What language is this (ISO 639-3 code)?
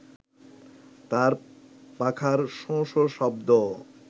ben